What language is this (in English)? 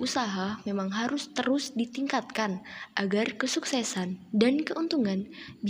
Indonesian